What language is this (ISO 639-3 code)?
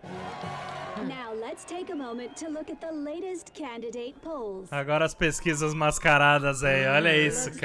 por